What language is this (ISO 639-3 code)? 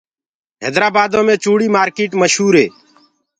ggg